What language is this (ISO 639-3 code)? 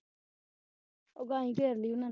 pan